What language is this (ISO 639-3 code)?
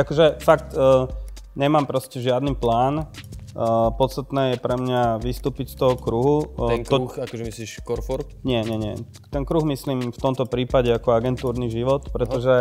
slk